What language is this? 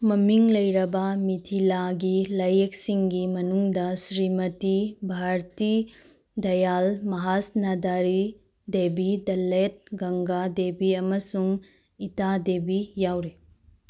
Manipuri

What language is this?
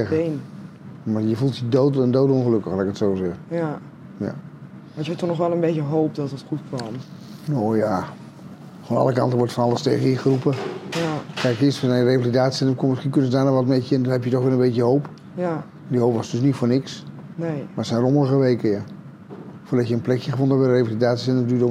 Dutch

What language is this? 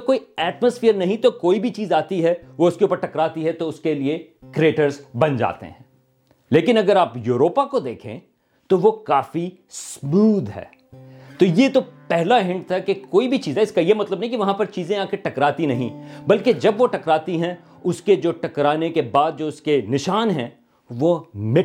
Urdu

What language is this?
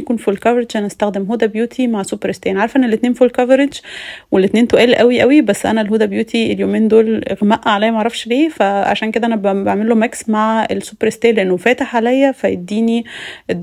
Arabic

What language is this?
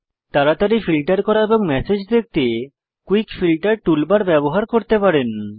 Bangla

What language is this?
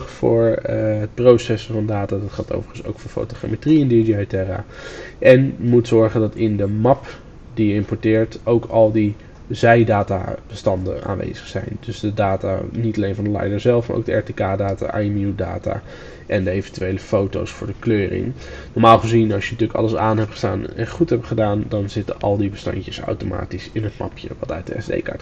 Dutch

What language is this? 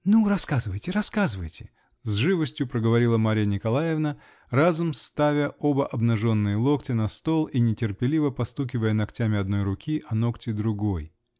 Russian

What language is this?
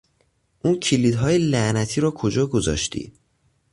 Persian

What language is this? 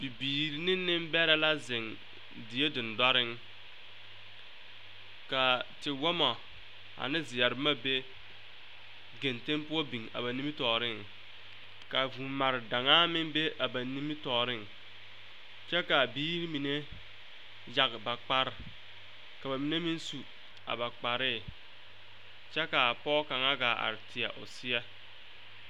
Southern Dagaare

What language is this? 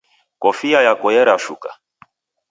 Taita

